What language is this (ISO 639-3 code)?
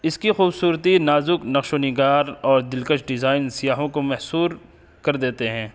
urd